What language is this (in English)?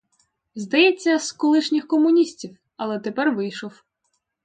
Ukrainian